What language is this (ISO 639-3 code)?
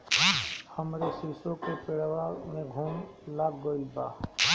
bho